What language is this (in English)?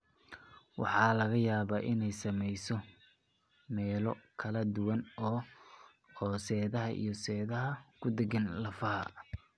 Somali